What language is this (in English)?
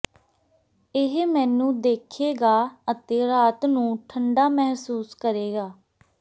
Punjabi